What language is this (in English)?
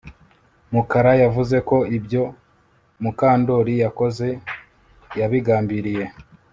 Kinyarwanda